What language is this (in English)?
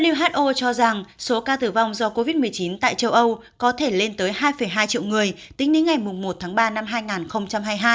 Vietnamese